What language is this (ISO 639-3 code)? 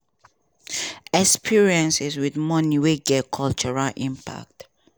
pcm